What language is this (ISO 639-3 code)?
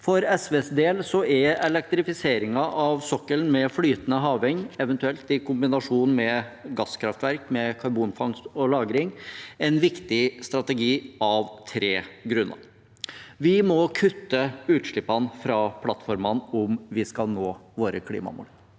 nor